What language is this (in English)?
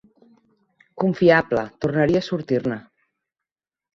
Catalan